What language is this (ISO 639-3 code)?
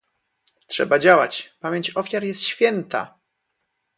pol